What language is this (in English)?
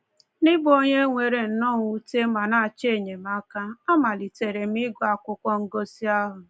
Igbo